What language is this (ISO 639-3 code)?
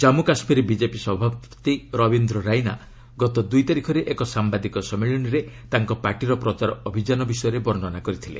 ori